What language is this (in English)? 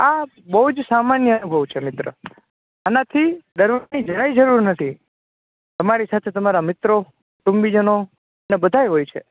Gujarati